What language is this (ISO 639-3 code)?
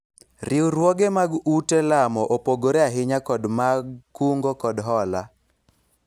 luo